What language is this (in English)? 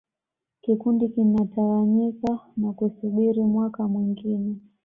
Swahili